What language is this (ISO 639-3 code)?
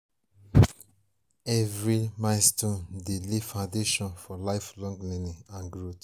pcm